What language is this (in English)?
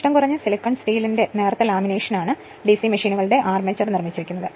Malayalam